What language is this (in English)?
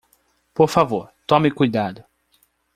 Portuguese